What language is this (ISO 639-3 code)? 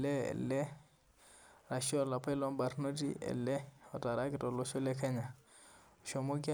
mas